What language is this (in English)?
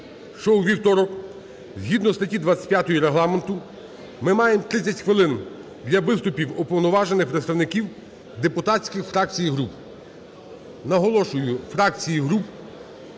Ukrainian